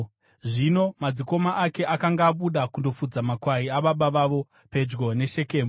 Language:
Shona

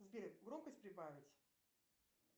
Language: Russian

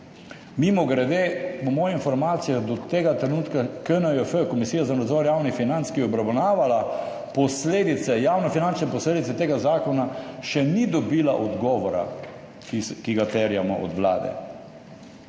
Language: Slovenian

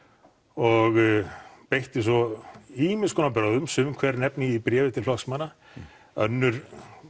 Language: Icelandic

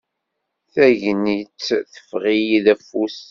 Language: Kabyle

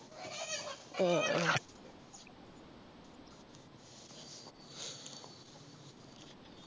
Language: Malayalam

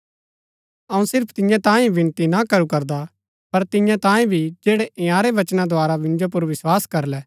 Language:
Gaddi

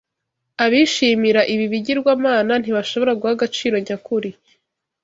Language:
Kinyarwanda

